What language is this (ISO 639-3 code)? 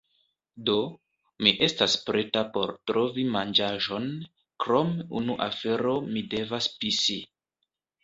epo